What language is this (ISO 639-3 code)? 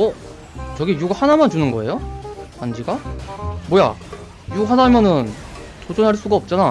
kor